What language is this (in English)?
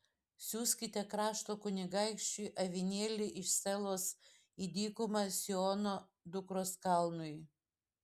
Lithuanian